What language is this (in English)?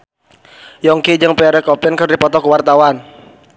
Sundanese